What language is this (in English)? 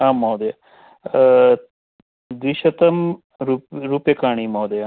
Sanskrit